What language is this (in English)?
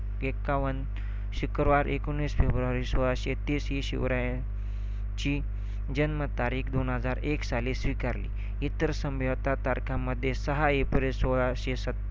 Marathi